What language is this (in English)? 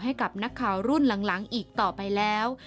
Thai